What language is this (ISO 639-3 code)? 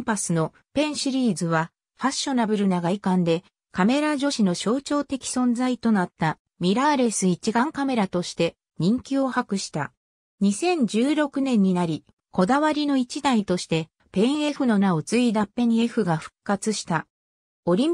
jpn